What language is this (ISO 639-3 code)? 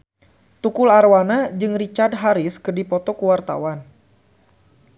sun